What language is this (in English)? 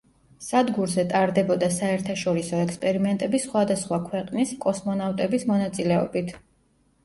Georgian